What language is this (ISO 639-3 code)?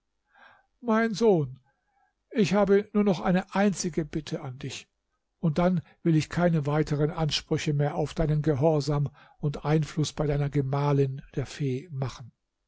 deu